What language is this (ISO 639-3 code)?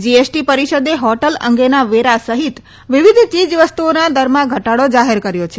guj